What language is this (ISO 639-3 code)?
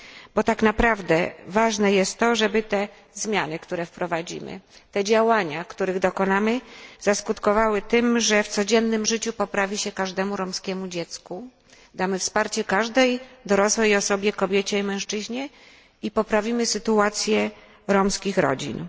pol